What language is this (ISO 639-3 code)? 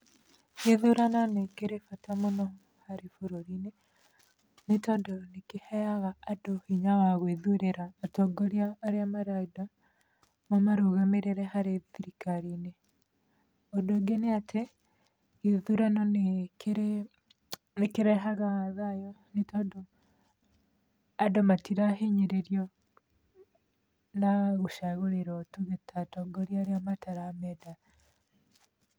kik